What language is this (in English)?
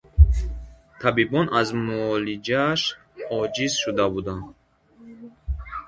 Tajik